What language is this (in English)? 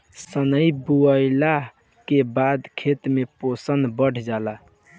Bhojpuri